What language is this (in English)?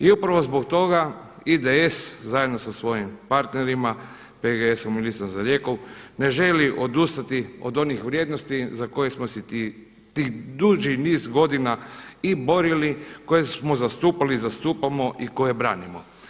Croatian